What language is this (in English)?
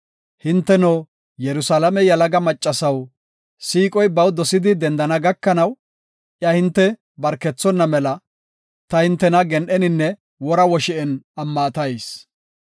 Gofa